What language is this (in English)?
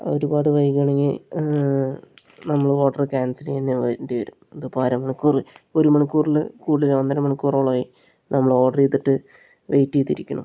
Malayalam